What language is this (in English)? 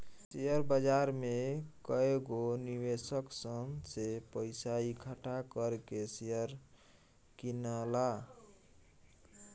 Bhojpuri